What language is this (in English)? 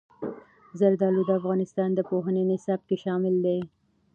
Pashto